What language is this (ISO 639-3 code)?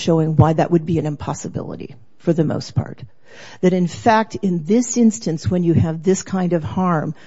eng